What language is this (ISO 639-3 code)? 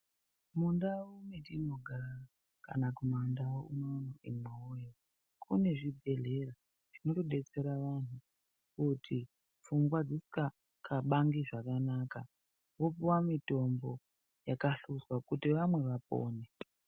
ndc